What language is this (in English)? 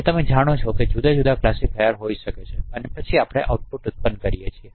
Gujarati